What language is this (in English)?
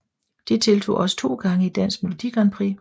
Danish